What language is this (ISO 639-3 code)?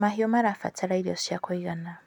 kik